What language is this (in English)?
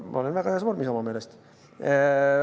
Estonian